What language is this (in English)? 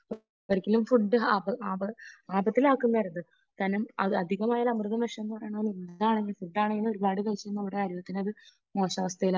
Malayalam